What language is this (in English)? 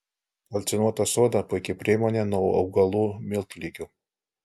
Lithuanian